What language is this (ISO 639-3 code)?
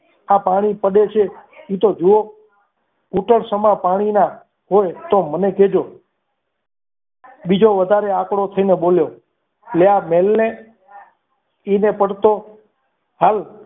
guj